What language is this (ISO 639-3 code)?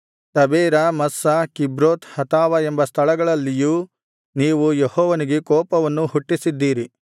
kan